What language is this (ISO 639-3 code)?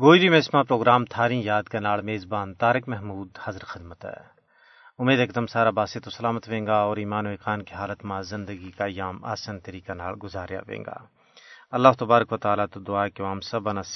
urd